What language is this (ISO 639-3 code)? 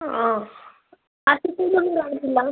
mal